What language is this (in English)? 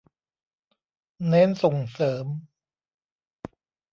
Thai